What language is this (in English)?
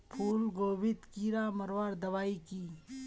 Magahi